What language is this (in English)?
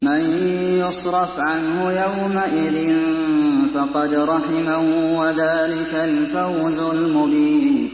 Arabic